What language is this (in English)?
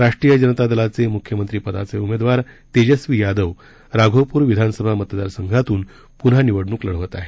Marathi